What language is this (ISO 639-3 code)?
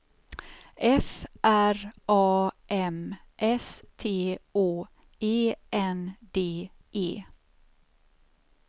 swe